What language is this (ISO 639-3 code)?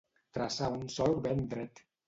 cat